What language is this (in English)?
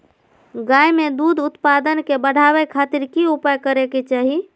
Magahi